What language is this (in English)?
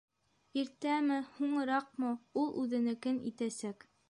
Bashkir